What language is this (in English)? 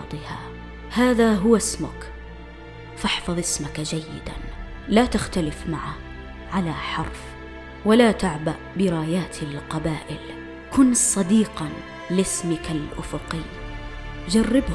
Arabic